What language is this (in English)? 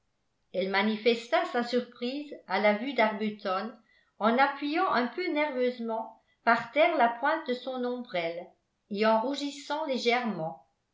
French